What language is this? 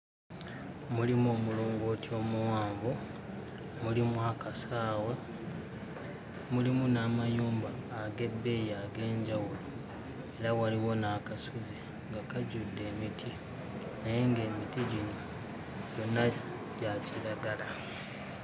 Ganda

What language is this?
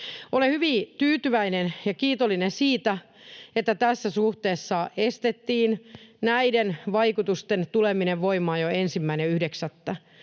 Finnish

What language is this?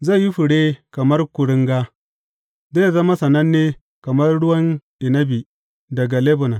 Hausa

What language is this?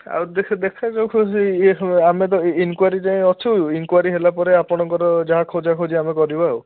Odia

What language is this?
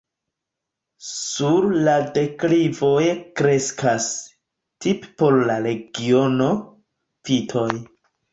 Esperanto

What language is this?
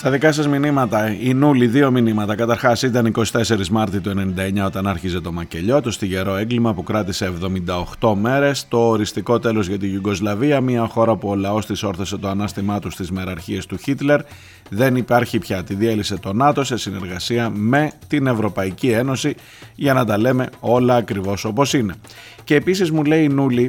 Greek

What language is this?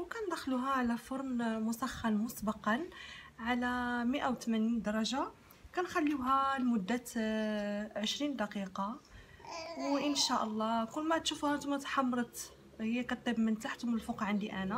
Arabic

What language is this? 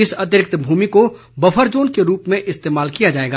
Hindi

